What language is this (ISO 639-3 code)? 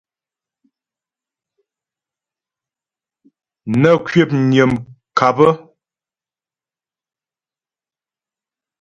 bbj